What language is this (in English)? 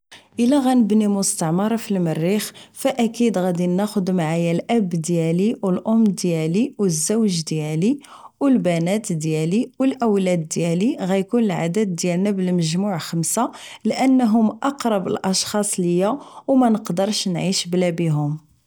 Moroccan Arabic